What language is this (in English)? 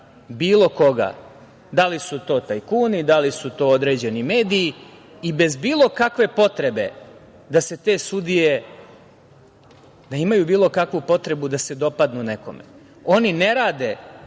Serbian